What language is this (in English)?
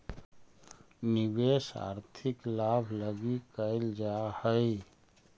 Magahi